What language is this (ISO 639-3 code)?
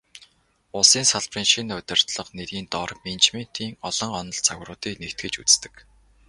mon